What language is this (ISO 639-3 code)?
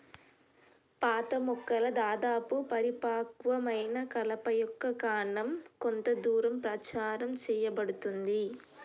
tel